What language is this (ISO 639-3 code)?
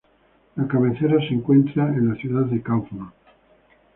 spa